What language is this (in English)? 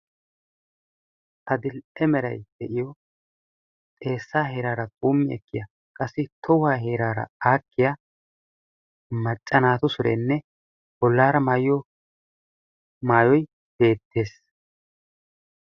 Wolaytta